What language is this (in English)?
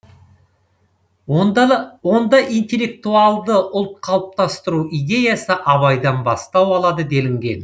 Kazakh